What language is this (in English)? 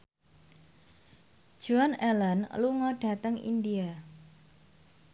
Javanese